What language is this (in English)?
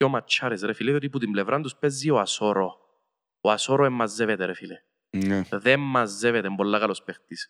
Greek